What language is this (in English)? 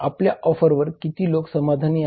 Marathi